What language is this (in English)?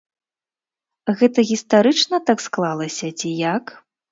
Belarusian